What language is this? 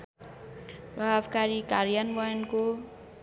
Nepali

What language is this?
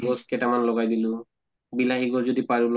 Assamese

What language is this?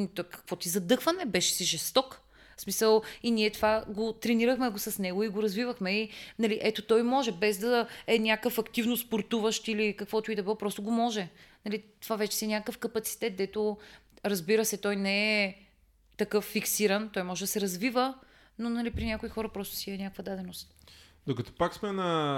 Bulgarian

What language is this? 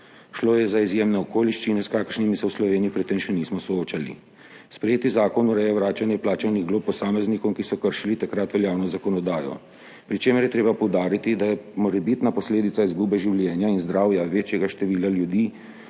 Slovenian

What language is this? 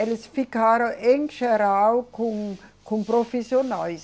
Portuguese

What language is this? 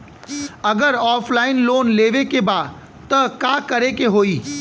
Bhojpuri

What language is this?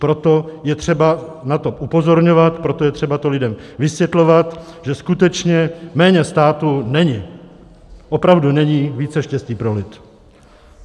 Czech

